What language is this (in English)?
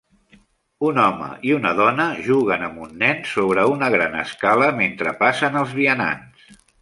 Catalan